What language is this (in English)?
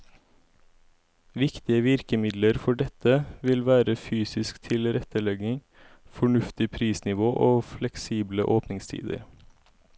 Norwegian